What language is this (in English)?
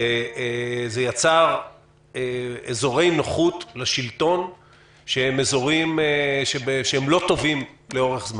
Hebrew